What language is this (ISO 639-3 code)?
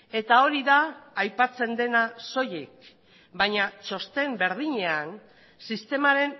eus